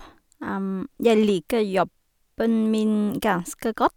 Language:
Norwegian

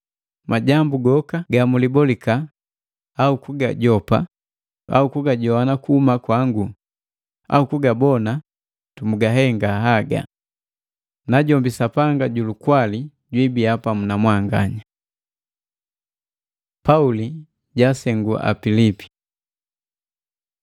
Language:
Matengo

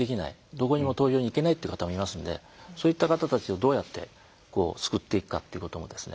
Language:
Japanese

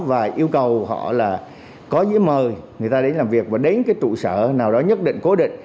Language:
Vietnamese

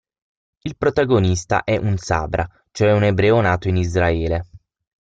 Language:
Italian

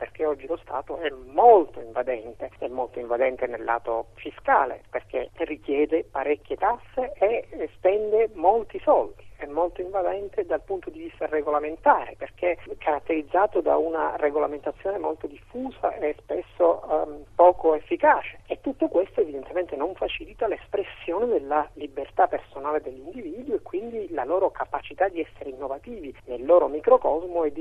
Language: Italian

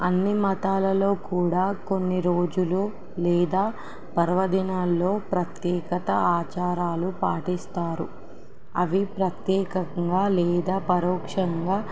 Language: Telugu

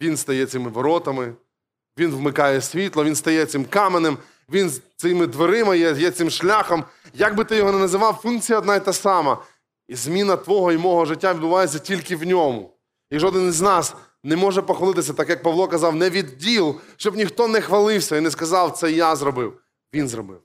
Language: Ukrainian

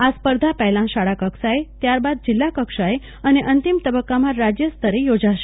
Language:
Gujarati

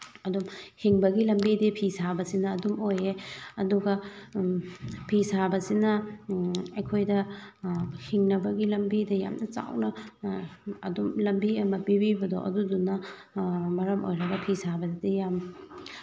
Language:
Manipuri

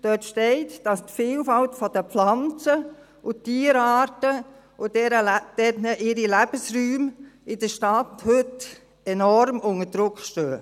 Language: Swiss German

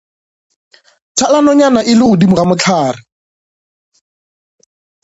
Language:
Northern Sotho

